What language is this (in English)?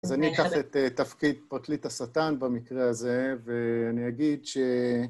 Hebrew